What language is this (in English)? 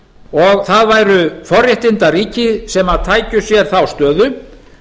Icelandic